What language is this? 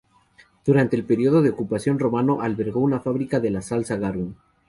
Spanish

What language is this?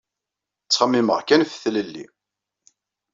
Kabyle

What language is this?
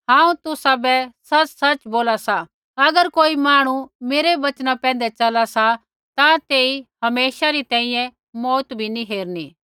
Kullu Pahari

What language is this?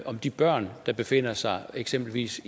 Danish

